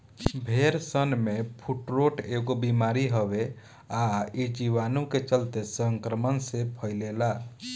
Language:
Bhojpuri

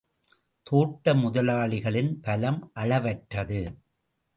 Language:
Tamil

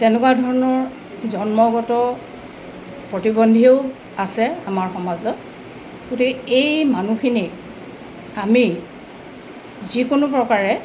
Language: Assamese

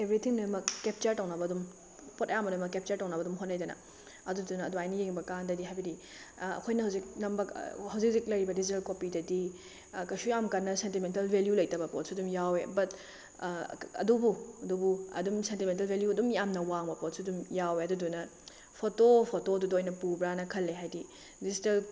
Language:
Manipuri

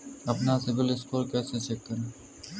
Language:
Hindi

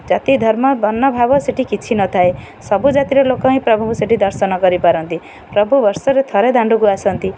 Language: Odia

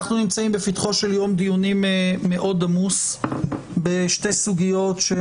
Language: Hebrew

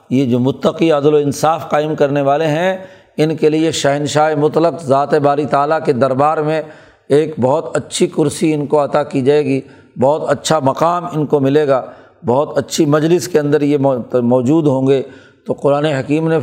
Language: Urdu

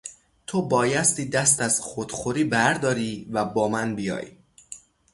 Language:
Persian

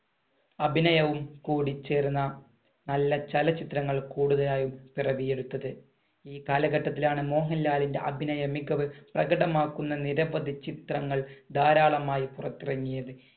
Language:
Malayalam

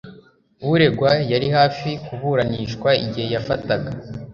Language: Kinyarwanda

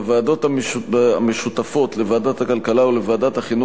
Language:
Hebrew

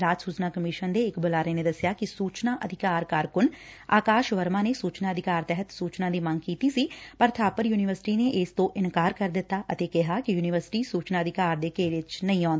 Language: Punjabi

